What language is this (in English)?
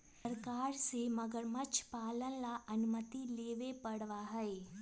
Magahi